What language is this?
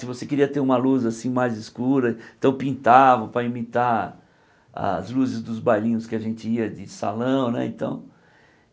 Portuguese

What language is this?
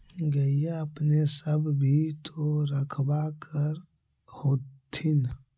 Magahi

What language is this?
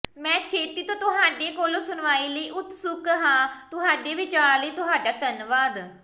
Punjabi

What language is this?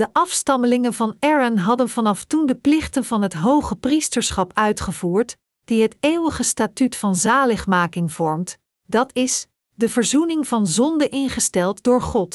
Dutch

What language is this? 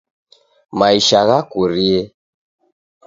Taita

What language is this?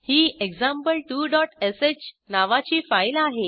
Marathi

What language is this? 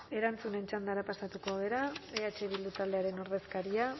Basque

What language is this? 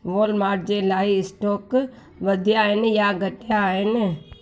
Sindhi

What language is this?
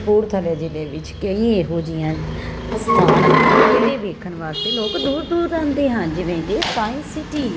Punjabi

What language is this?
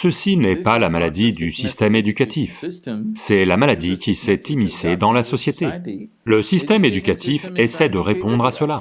French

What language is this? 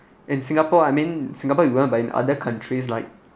English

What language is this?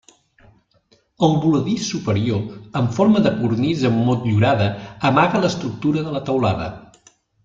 Catalan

